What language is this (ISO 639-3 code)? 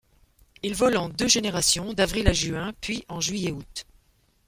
fra